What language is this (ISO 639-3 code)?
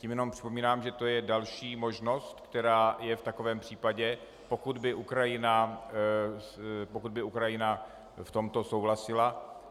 ces